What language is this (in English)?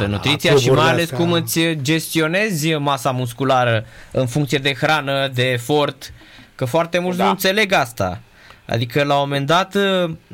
Romanian